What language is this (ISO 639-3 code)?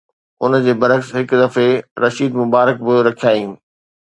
snd